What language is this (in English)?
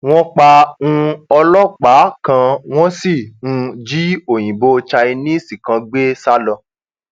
Yoruba